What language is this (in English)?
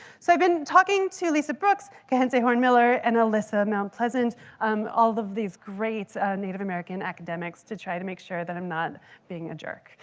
English